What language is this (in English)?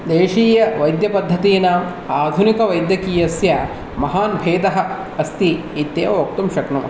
Sanskrit